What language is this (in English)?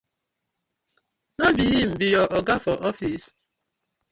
Nigerian Pidgin